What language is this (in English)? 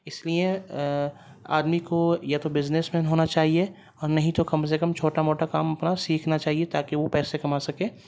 Urdu